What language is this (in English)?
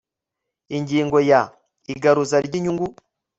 Kinyarwanda